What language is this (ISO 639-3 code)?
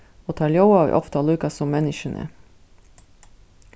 fao